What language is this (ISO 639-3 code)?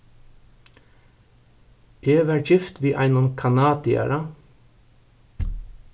fao